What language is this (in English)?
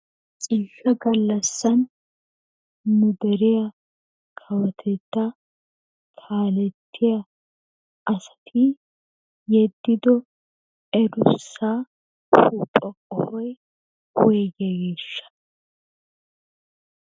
Wolaytta